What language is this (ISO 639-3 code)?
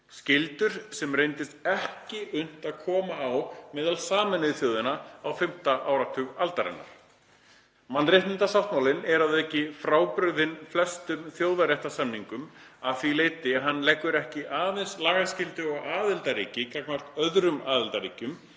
isl